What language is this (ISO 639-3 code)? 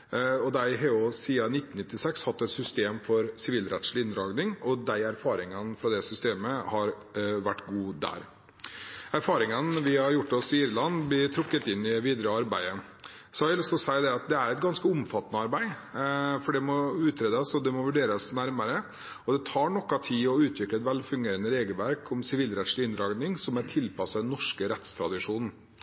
nob